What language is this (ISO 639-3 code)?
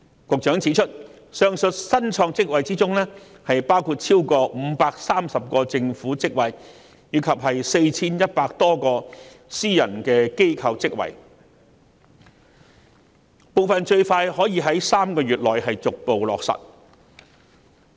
yue